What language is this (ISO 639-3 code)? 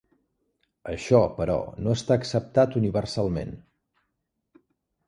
cat